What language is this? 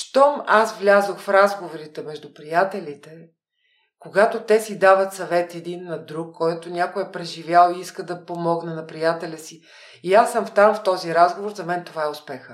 Bulgarian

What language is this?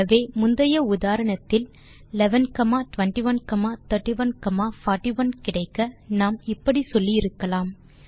Tamil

